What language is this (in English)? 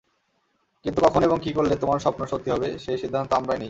Bangla